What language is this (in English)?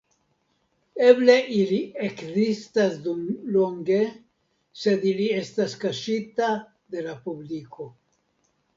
Esperanto